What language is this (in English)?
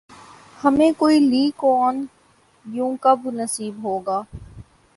Urdu